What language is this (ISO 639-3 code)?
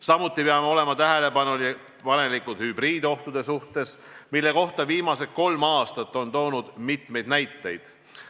est